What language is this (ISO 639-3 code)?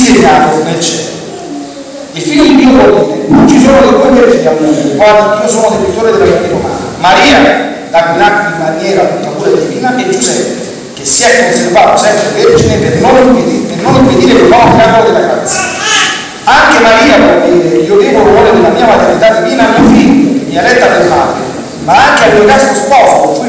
ita